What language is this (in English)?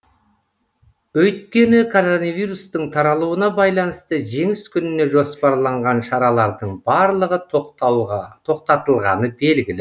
Kazakh